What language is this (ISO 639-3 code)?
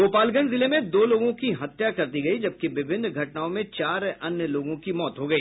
hin